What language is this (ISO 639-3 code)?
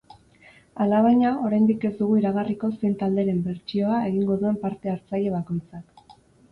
eus